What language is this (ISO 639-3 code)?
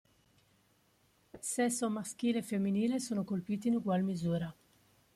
ita